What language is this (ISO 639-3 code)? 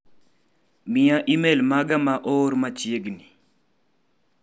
luo